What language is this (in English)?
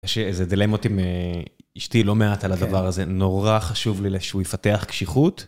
Hebrew